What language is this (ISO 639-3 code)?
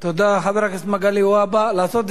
heb